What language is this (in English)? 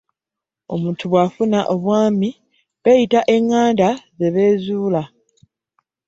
Ganda